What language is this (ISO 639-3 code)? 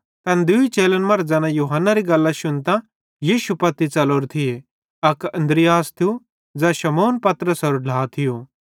bhd